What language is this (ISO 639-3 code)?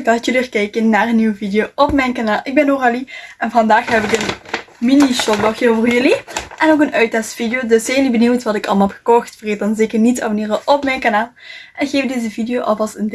nld